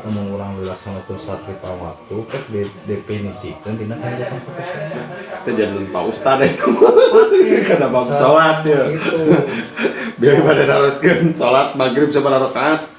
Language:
Indonesian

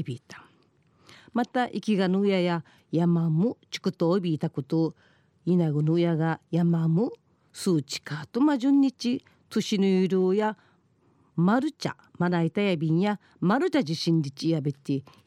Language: Japanese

